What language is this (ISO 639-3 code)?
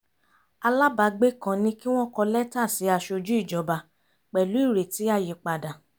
yor